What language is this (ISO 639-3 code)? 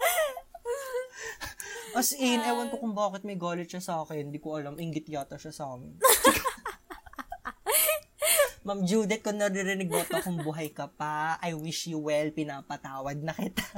fil